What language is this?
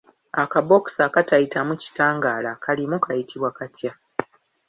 Ganda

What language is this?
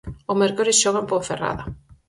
Galician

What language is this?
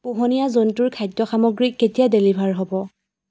Assamese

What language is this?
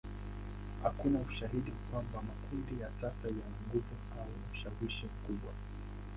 Swahili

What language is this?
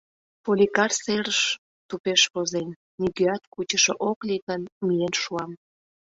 Mari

